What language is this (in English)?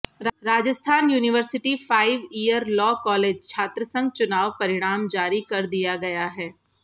Hindi